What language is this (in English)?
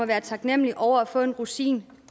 Danish